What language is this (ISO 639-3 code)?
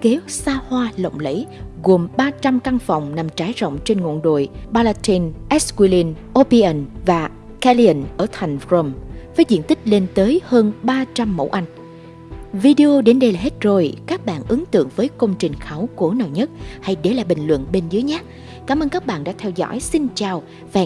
vie